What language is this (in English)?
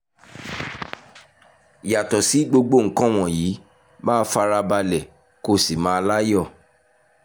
Yoruba